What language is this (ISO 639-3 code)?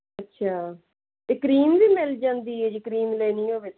pan